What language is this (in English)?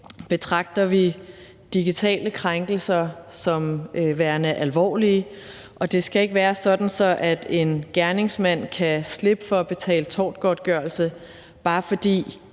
Danish